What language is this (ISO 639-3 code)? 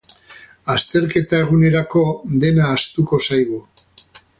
eus